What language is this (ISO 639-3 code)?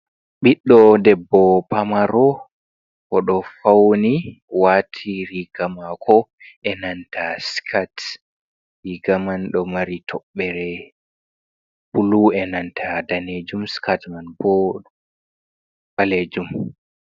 ful